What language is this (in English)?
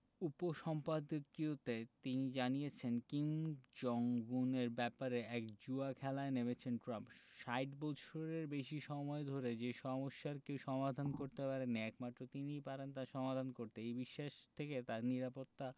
Bangla